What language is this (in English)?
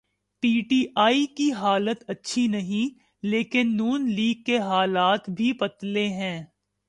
Urdu